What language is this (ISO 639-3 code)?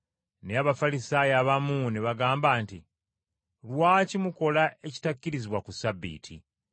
lug